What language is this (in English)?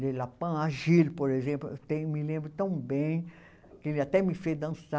Portuguese